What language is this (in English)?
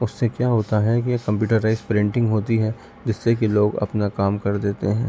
Urdu